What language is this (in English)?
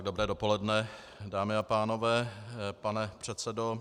Czech